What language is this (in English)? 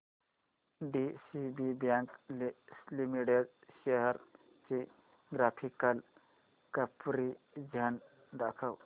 Marathi